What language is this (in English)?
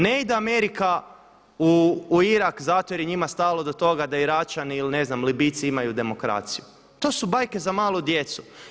Croatian